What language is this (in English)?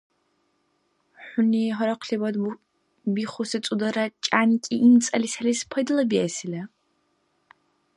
Dargwa